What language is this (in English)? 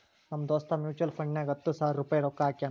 Kannada